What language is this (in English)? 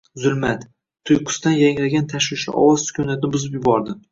Uzbek